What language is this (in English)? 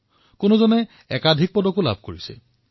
Assamese